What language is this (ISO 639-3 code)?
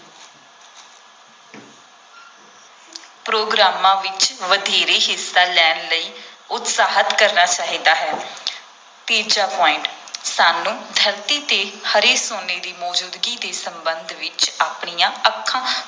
pan